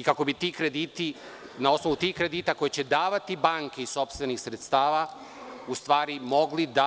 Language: Serbian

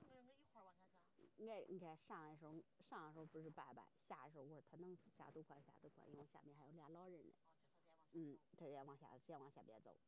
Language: Chinese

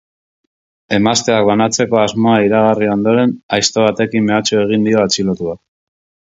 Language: Basque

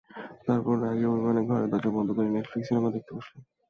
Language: Bangla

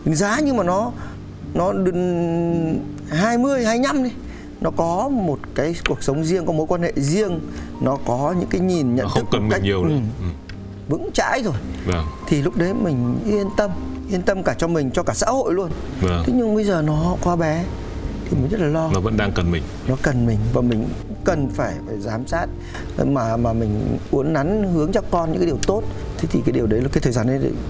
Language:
Vietnamese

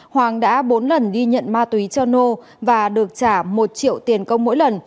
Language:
Vietnamese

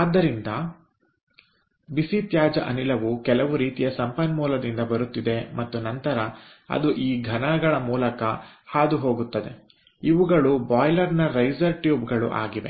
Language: Kannada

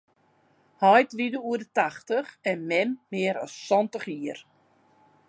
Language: Western Frisian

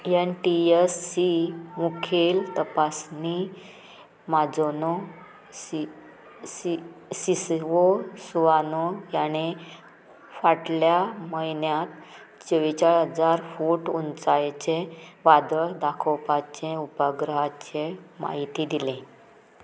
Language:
Konkani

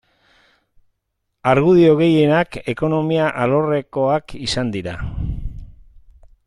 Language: Basque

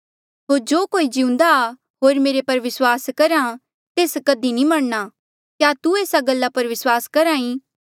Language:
Mandeali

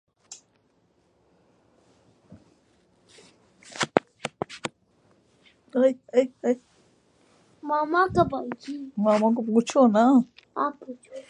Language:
Urdu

